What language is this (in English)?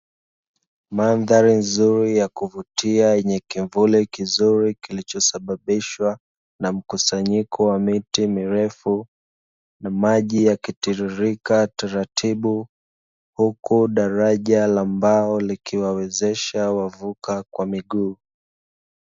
Swahili